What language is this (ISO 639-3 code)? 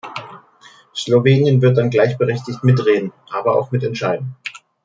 deu